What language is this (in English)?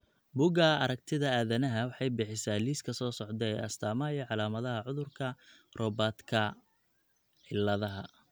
Somali